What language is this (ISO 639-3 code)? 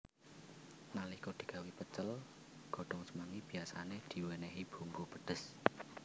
jav